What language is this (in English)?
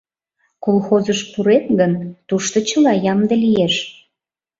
Mari